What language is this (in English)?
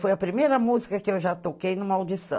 Portuguese